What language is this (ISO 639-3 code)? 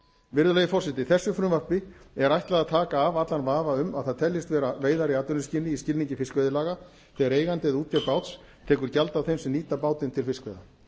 isl